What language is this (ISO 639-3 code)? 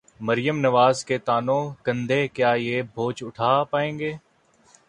urd